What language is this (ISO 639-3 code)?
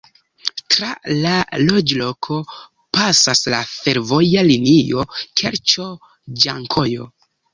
epo